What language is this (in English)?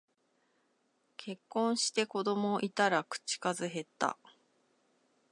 Japanese